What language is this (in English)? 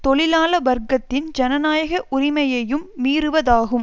Tamil